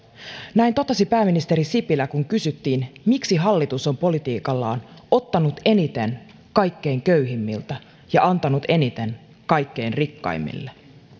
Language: Finnish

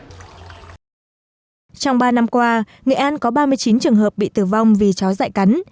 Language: Vietnamese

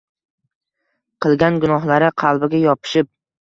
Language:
Uzbek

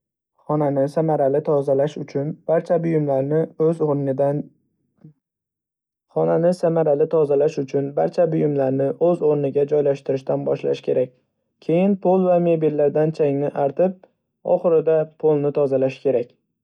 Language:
Uzbek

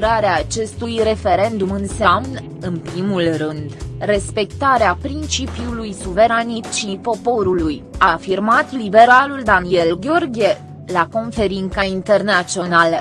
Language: Romanian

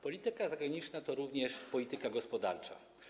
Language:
Polish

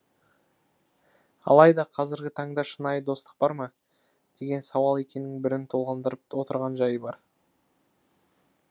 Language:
Kazakh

